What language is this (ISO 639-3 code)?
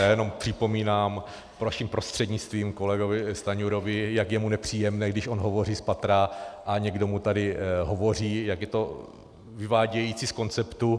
ces